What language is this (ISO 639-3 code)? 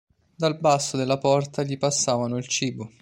ita